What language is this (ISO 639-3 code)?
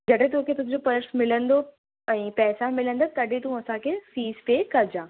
snd